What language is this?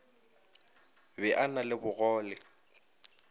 Northern Sotho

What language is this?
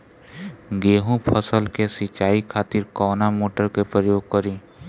Bhojpuri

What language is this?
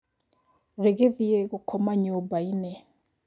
Kikuyu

